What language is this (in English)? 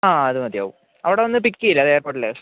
Malayalam